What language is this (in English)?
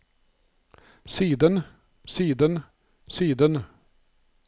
Norwegian